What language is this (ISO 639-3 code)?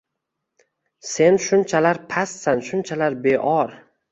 uzb